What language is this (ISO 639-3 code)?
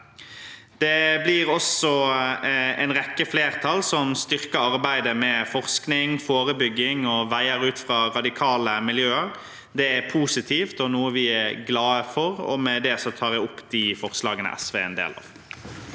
nor